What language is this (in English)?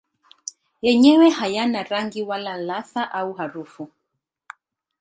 Swahili